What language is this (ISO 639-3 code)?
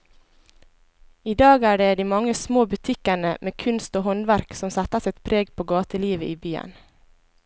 nor